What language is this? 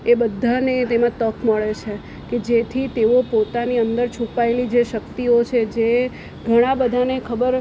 Gujarati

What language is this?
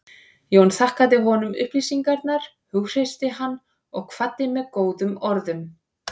Icelandic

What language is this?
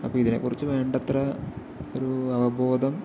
Malayalam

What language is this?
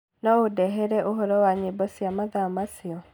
Kikuyu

